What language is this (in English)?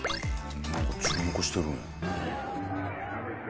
Japanese